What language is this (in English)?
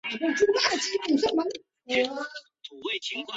Chinese